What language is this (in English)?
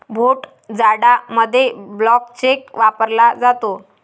Marathi